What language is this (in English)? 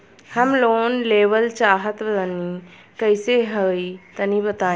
Bhojpuri